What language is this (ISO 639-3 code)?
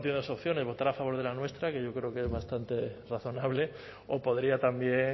spa